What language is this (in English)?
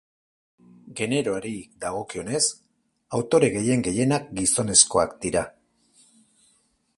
Basque